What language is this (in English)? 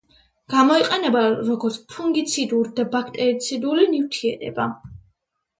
Georgian